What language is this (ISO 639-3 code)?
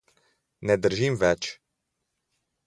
slv